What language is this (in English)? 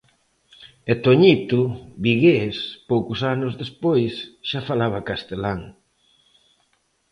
Galician